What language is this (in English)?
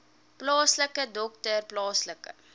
Afrikaans